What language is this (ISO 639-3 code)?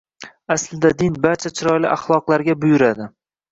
uzb